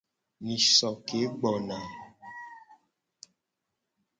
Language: Gen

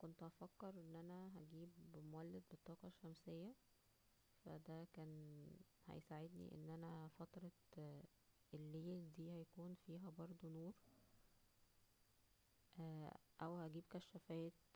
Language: Egyptian Arabic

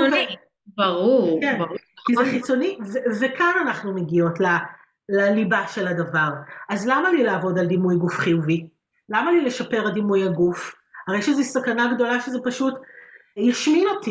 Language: Hebrew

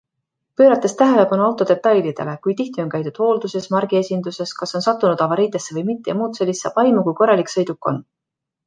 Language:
Estonian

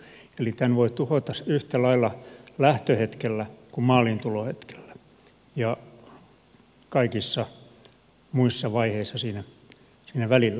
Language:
Finnish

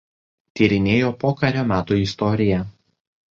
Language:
Lithuanian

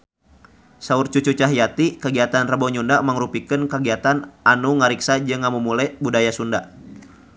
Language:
Sundanese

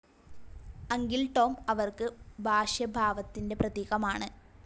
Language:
Malayalam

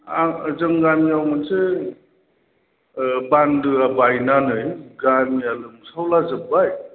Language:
Bodo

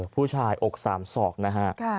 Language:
Thai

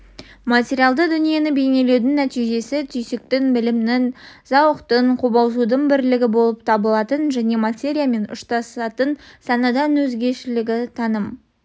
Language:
Kazakh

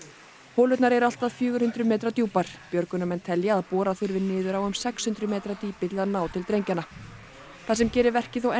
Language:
Icelandic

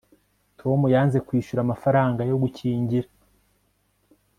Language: Kinyarwanda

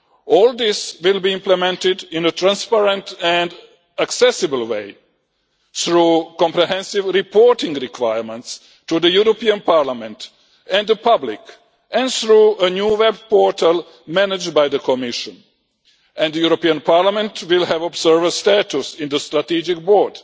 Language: English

